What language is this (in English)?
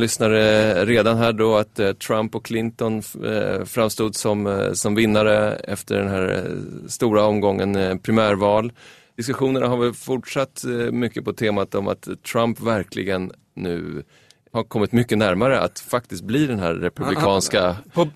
Swedish